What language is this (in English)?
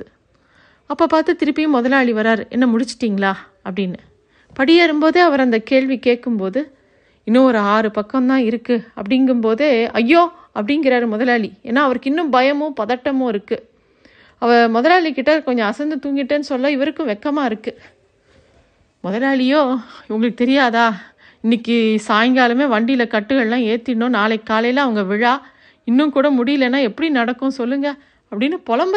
Tamil